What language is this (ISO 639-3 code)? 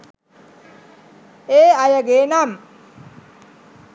sin